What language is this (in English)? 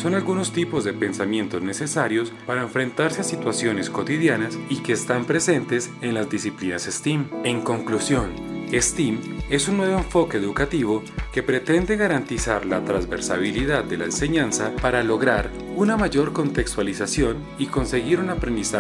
Spanish